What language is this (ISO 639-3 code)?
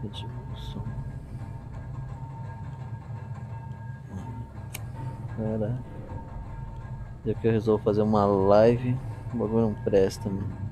por